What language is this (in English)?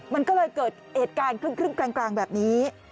Thai